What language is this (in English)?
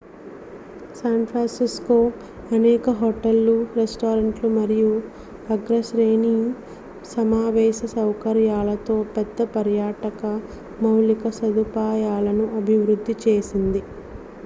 Telugu